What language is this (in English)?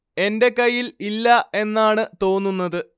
Malayalam